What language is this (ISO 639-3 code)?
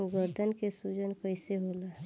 bho